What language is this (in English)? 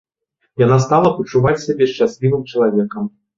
Belarusian